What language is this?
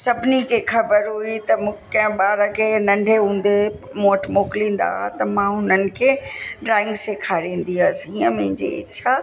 Sindhi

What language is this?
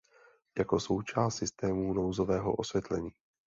Czech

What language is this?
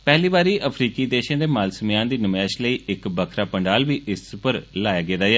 Dogri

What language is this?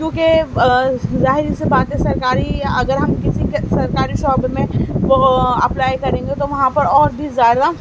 Urdu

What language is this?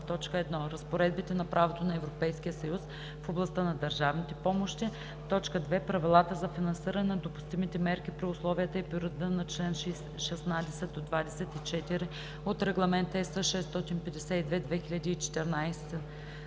Bulgarian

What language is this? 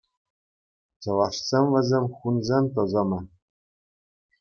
Chuvash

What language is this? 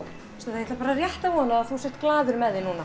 Icelandic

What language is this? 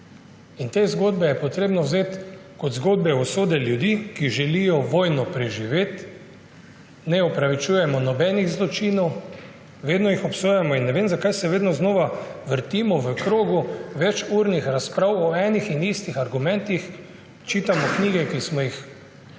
Slovenian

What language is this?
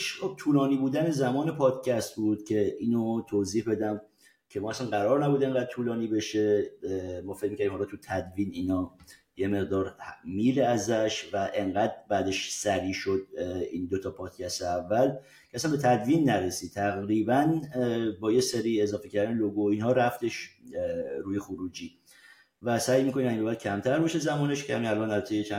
Persian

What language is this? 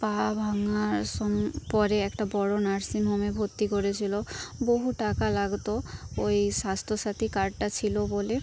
Bangla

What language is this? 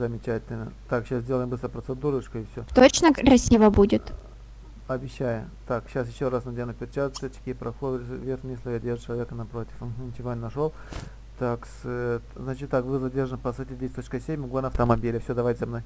Russian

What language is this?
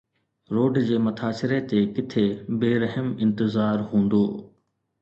Sindhi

